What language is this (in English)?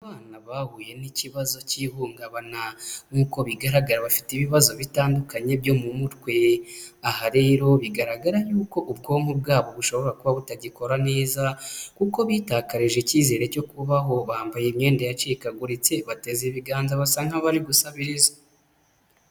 Kinyarwanda